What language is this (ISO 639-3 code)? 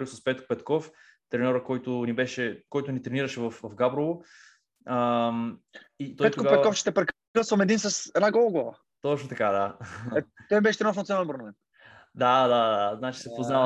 bul